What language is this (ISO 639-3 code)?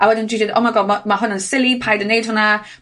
cym